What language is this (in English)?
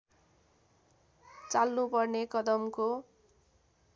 Nepali